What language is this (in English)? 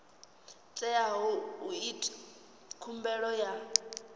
Venda